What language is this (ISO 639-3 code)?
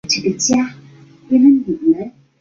zho